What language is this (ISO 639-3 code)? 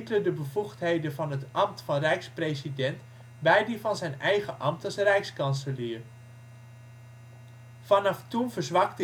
nld